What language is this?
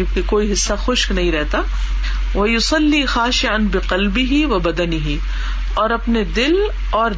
Urdu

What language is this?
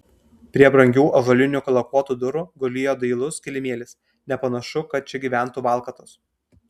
Lithuanian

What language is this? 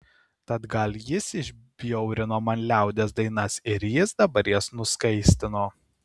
Lithuanian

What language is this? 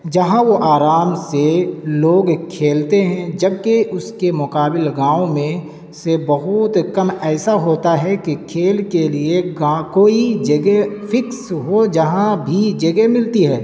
Urdu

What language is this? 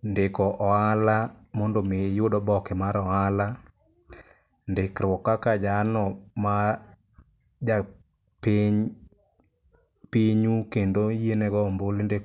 Luo (Kenya and Tanzania)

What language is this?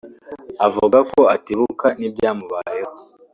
Kinyarwanda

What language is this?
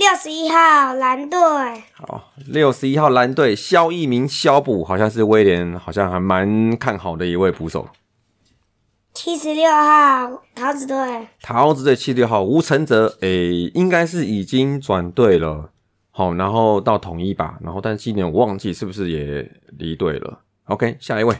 Chinese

